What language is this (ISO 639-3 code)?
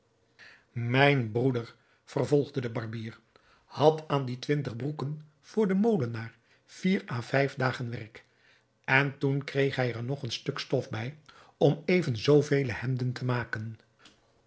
nld